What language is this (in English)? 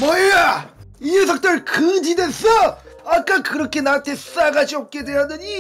Korean